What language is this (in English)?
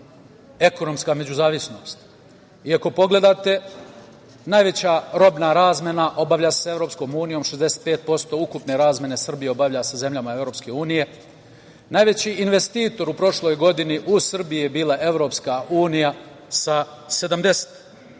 Serbian